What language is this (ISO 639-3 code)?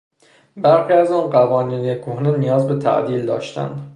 fas